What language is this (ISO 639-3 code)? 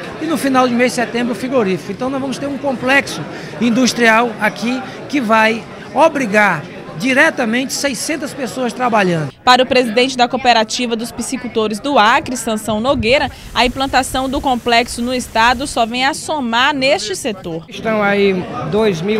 por